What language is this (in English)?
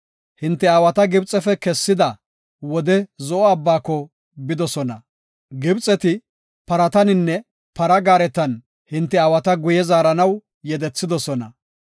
Gofa